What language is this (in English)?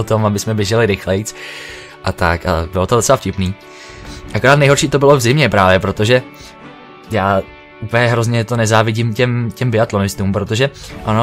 Czech